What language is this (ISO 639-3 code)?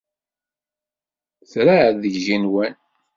kab